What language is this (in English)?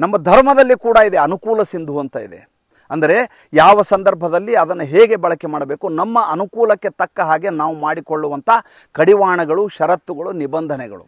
Kannada